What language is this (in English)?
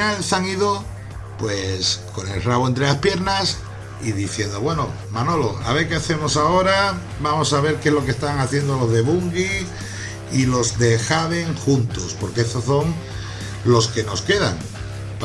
Spanish